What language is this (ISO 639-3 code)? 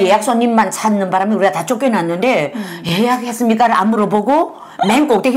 kor